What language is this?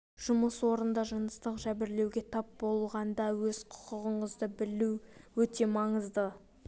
Kazakh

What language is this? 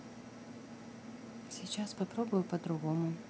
Russian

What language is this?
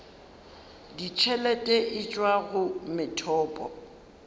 Northern Sotho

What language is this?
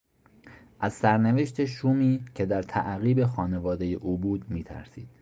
Persian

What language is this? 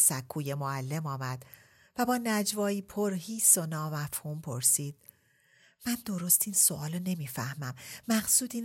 Persian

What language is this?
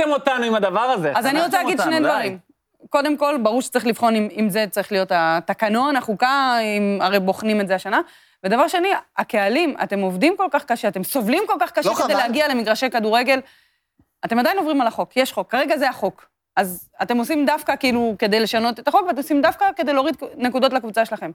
Hebrew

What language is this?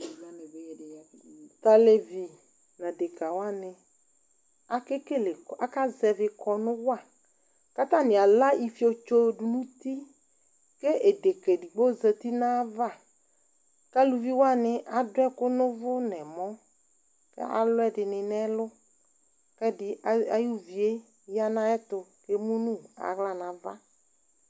Ikposo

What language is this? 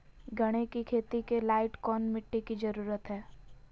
Magahi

